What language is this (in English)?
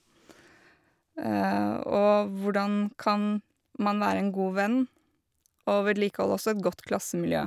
Norwegian